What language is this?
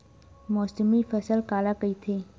Chhattisgarhi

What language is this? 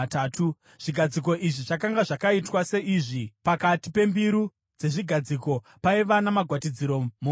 Shona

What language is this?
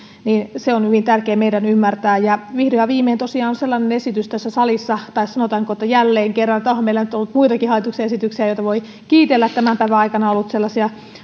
Finnish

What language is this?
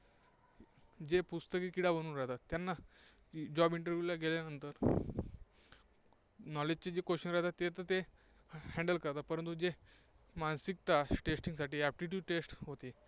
Marathi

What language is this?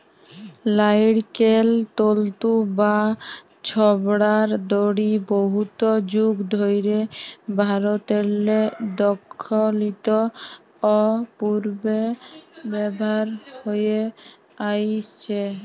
Bangla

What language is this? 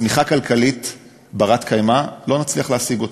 Hebrew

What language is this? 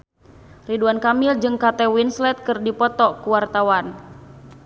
Sundanese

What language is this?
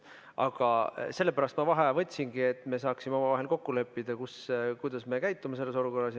Estonian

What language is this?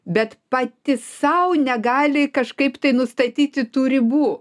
Lithuanian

